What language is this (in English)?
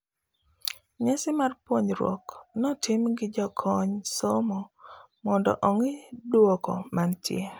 Luo (Kenya and Tanzania)